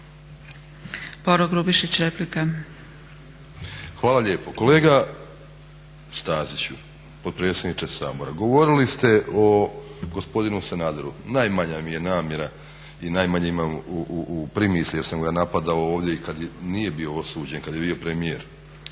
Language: Croatian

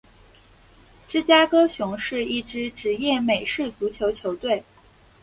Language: Chinese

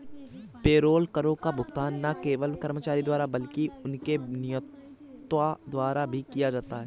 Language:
Hindi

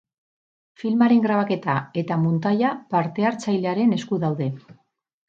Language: Basque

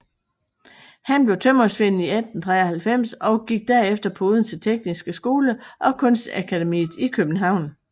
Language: Danish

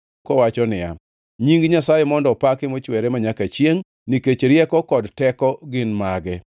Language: Luo (Kenya and Tanzania)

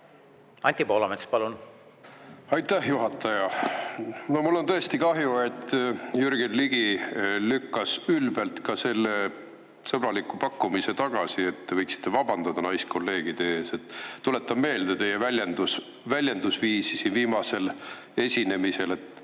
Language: Estonian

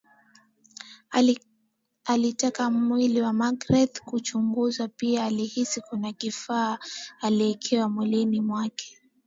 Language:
Swahili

